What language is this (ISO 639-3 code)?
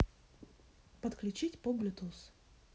rus